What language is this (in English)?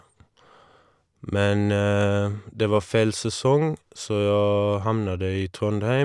Norwegian